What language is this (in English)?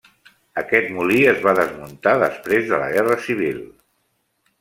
Catalan